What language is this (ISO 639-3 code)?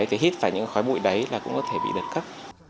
vie